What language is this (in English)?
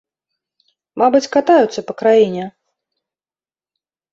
Belarusian